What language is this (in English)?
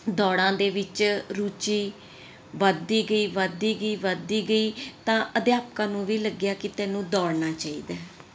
Punjabi